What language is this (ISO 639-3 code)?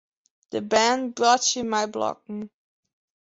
fry